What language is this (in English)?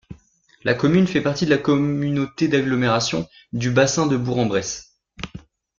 French